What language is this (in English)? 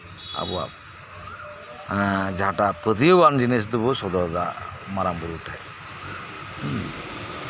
Santali